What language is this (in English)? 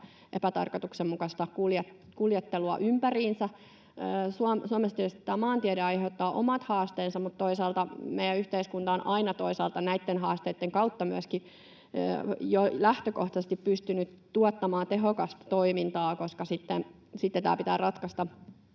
Finnish